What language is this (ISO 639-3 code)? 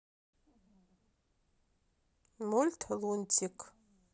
rus